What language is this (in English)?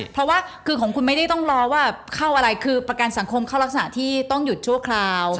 Thai